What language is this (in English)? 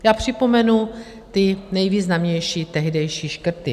Czech